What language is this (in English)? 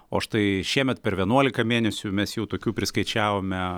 Lithuanian